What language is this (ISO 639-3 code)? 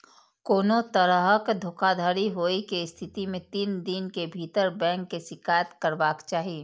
mai